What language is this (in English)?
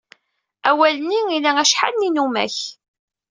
Kabyle